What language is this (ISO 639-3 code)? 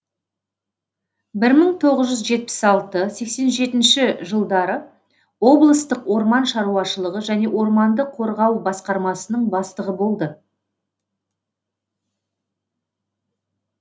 kaz